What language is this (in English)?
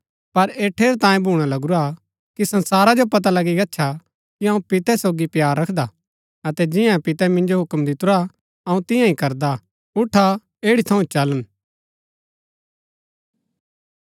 Gaddi